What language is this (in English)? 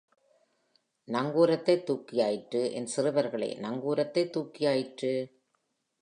Tamil